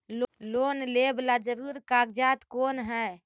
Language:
Magahi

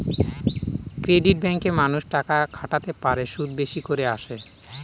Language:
Bangla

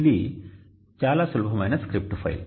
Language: Telugu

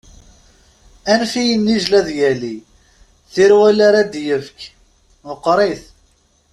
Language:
Kabyle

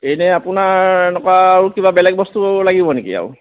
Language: Assamese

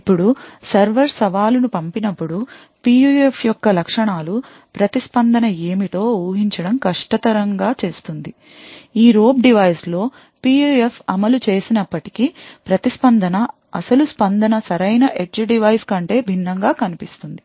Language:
Telugu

